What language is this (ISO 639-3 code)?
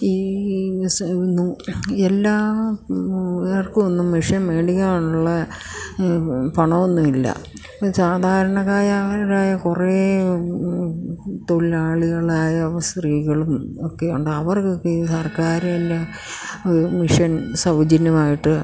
mal